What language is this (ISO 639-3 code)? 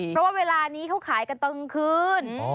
tha